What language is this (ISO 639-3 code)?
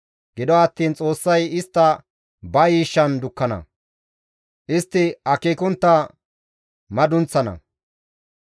gmv